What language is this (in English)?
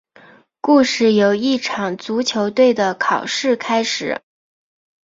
Chinese